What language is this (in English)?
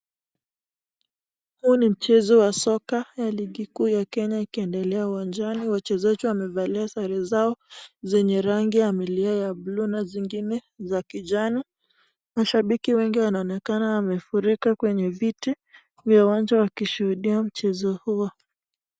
Swahili